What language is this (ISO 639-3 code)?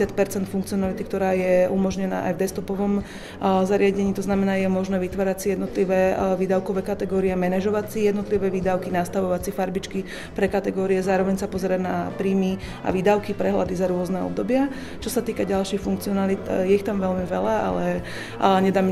slk